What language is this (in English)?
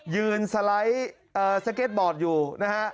Thai